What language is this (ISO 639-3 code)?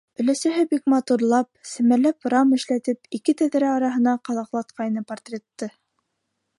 bak